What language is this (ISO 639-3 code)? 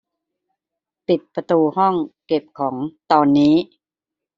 tha